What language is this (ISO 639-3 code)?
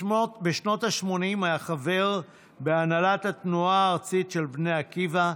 heb